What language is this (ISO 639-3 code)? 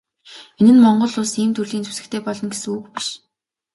mon